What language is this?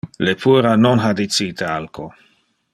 Interlingua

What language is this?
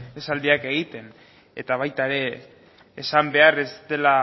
Basque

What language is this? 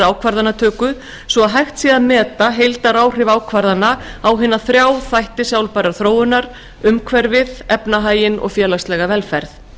Icelandic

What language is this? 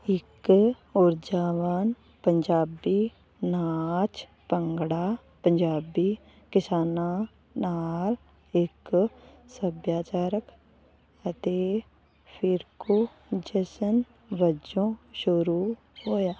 Punjabi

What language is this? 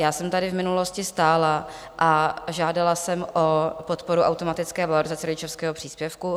Czech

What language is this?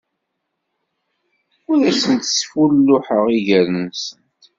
Kabyle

